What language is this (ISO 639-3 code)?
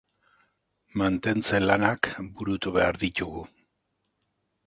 eus